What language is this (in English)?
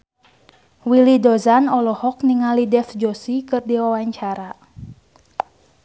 Sundanese